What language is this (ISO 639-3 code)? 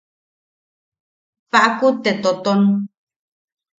yaq